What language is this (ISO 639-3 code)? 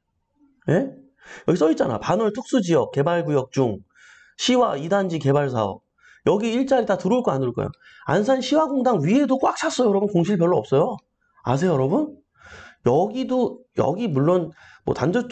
kor